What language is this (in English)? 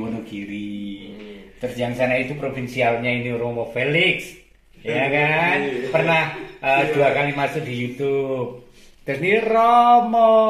Indonesian